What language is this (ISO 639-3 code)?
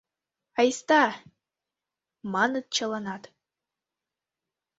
chm